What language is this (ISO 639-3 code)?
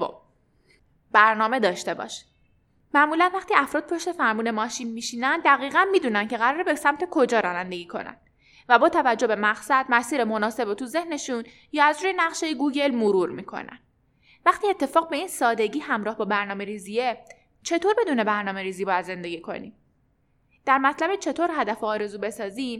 fas